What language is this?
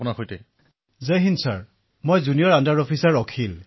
Assamese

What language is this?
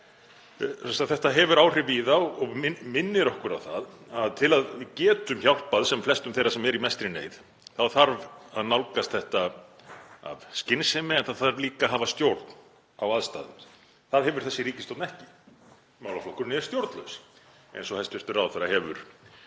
Icelandic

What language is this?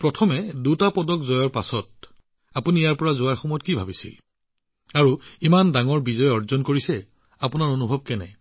Assamese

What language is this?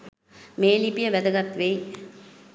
Sinhala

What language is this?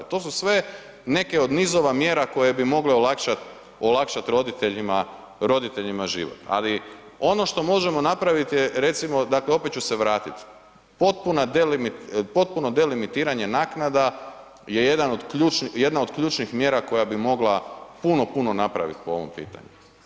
Croatian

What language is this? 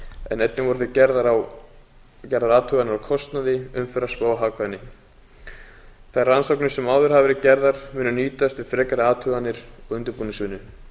Icelandic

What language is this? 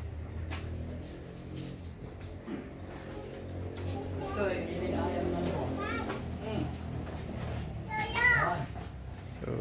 Filipino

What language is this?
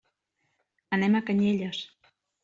Catalan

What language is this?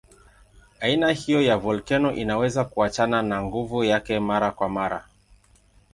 Swahili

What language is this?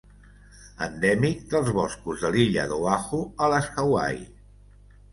Catalan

